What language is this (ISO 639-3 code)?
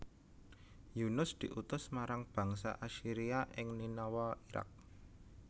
jav